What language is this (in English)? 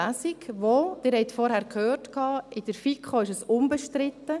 Swiss German